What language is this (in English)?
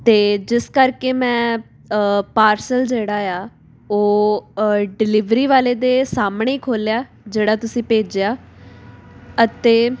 Punjabi